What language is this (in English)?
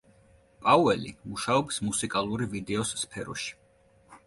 Georgian